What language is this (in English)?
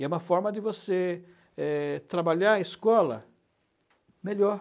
Portuguese